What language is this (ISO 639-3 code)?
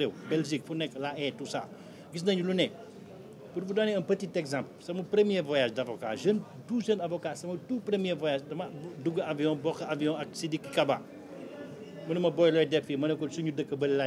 fra